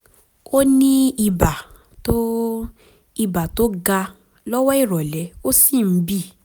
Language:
Yoruba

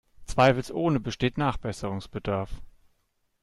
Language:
German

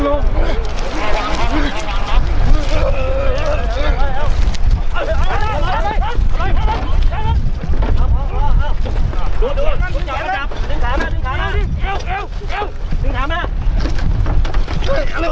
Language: Thai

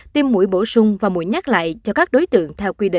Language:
Vietnamese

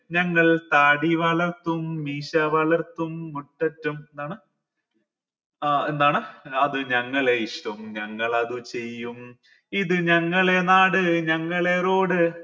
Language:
Malayalam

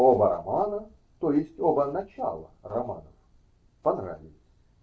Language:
Russian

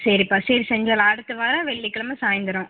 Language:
Tamil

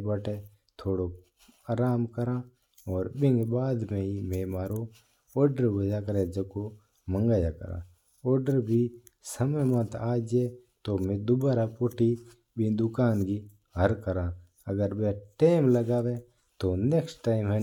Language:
Mewari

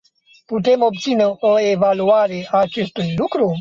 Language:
Romanian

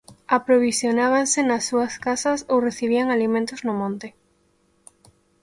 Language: Galician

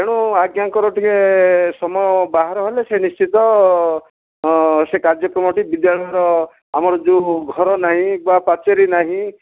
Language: Odia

